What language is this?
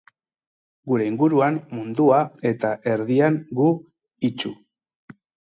Basque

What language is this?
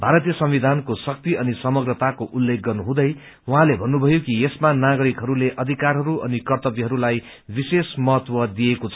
Nepali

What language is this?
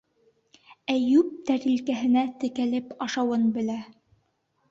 Bashkir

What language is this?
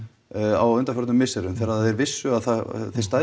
Icelandic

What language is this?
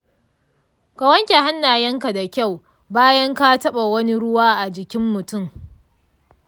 Hausa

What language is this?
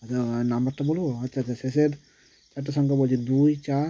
Bangla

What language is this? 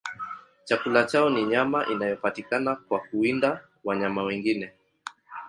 Swahili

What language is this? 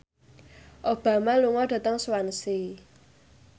Javanese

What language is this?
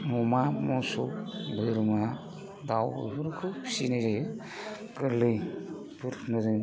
Bodo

